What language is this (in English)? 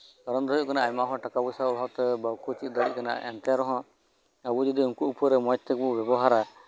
Santali